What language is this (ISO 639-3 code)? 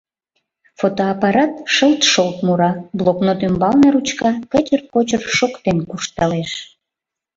chm